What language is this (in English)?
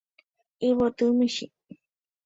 Guarani